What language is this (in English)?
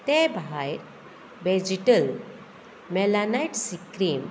Konkani